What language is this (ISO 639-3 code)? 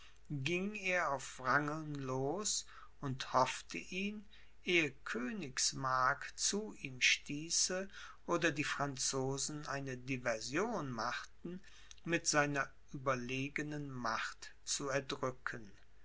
deu